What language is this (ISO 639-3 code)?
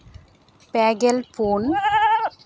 sat